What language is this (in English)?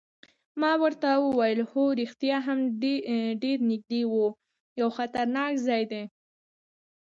Pashto